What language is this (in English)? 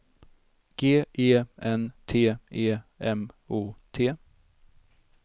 Swedish